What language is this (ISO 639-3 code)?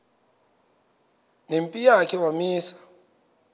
xho